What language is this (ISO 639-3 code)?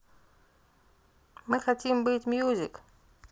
rus